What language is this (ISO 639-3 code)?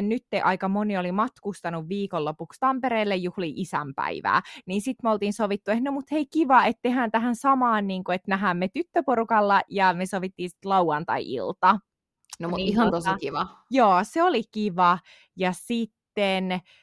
fin